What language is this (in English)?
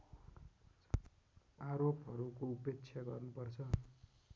Nepali